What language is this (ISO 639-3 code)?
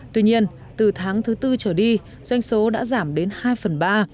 vie